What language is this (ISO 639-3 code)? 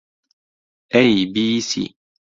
ckb